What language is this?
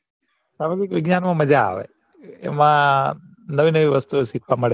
Gujarati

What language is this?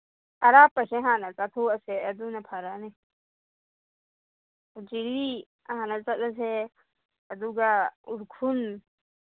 Manipuri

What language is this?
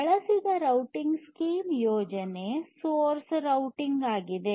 Kannada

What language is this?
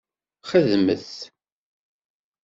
Kabyle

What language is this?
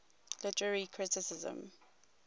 English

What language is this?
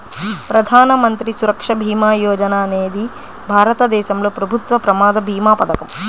Telugu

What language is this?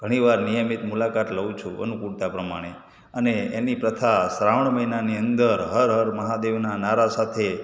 Gujarati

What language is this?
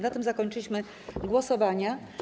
Polish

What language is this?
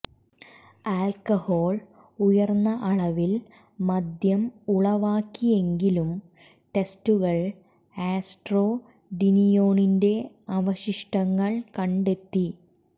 Malayalam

